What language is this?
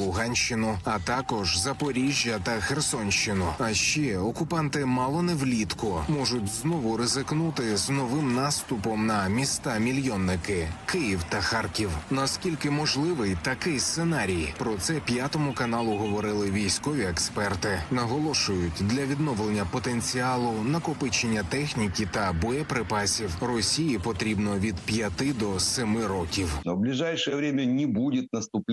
Ukrainian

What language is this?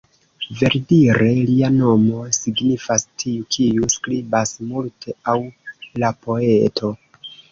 Esperanto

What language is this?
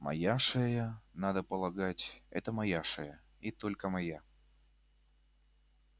Russian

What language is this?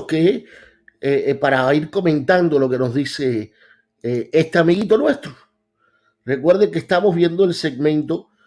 Spanish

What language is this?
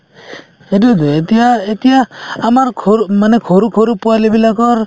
Assamese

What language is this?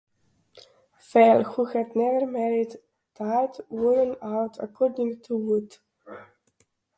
English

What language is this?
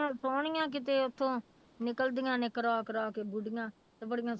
Punjabi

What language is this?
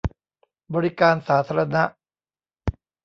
Thai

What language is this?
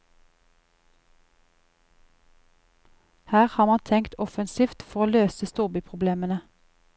Norwegian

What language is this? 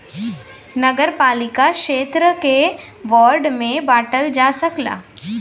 Bhojpuri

